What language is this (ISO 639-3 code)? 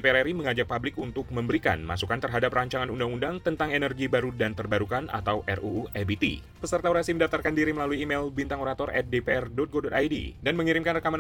ind